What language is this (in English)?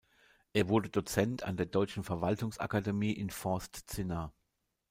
German